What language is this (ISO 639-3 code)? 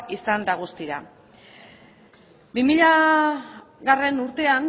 eus